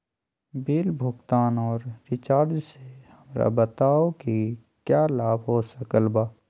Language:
Magahi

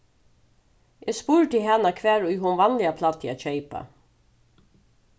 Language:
Faroese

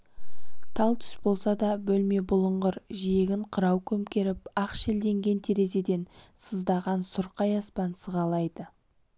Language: Kazakh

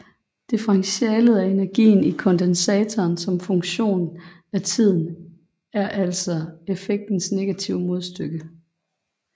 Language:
Danish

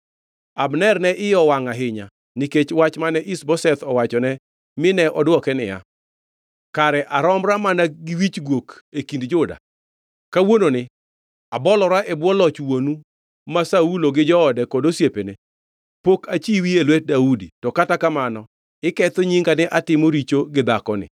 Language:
Luo (Kenya and Tanzania)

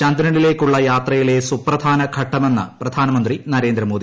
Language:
Malayalam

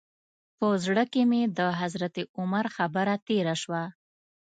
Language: Pashto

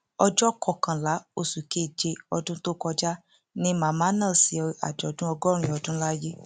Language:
Yoruba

